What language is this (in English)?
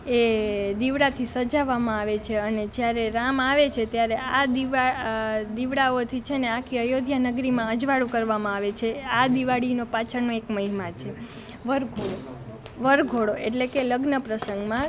Gujarati